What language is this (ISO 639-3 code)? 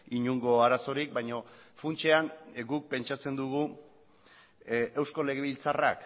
eus